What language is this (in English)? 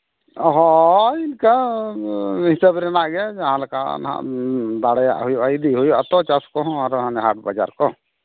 Santali